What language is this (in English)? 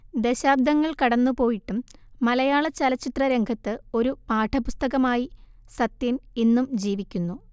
Malayalam